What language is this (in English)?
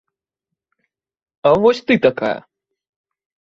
Belarusian